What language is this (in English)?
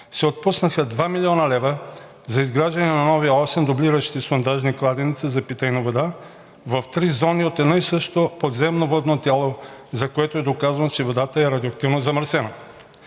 Bulgarian